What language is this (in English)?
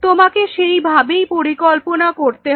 Bangla